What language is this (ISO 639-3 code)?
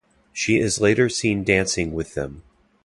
eng